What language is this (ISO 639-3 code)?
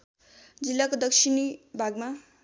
nep